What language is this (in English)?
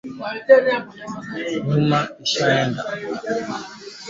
Swahili